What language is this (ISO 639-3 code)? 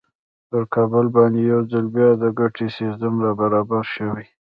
pus